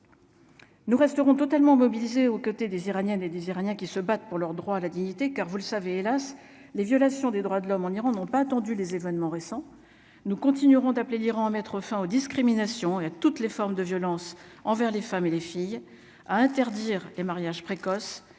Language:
French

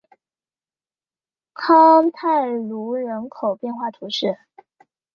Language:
Chinese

